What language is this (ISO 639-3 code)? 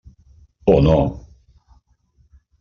cat